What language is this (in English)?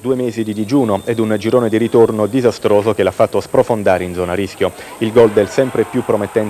Italian